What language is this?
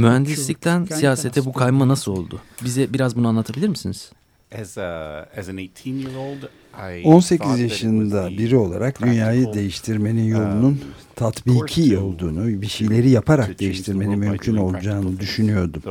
Turkish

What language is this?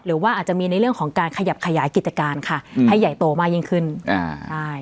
Thai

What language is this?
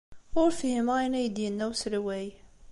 Kabyle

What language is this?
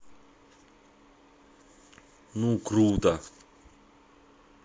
Russian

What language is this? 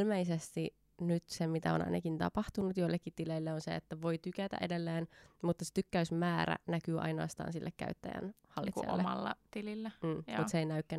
Finnish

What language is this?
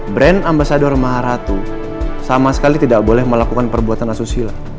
Indonesian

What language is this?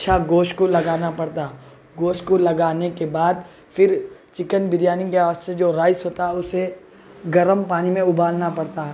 Urdu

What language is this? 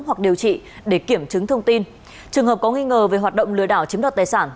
Vietnamese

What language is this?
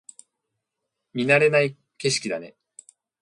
Japanese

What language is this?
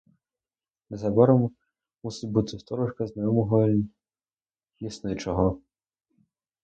Ukrainian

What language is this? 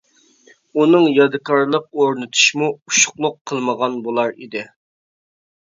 Uyghur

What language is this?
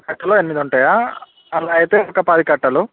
Telugu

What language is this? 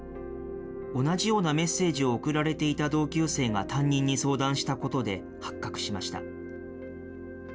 Japanese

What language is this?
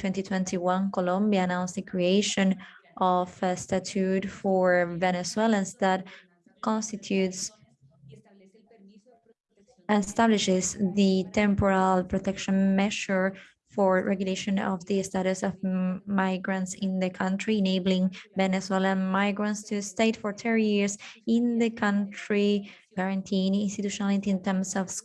English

